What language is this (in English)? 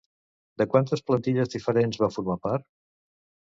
Catalan